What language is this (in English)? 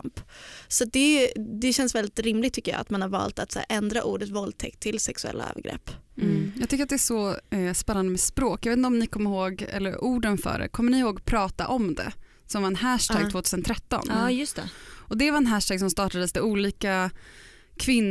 Swedish